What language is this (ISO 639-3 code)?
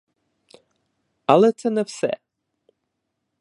ukr